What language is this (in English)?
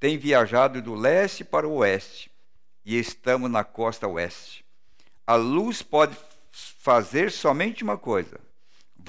Portuguese